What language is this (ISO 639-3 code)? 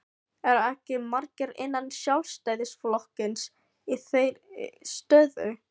isl